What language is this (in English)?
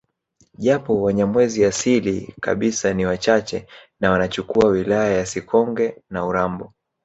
Swahili